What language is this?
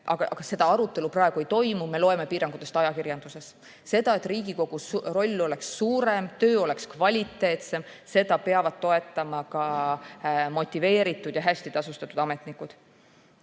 Estonian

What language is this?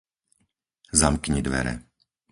Slovak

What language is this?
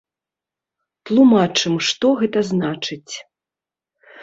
Belarusian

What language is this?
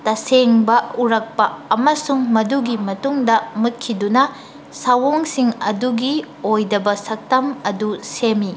Manipuri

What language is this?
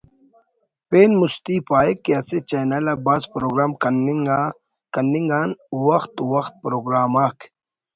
Brahui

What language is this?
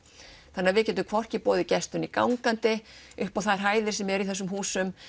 Icelandic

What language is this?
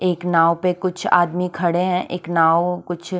Hindi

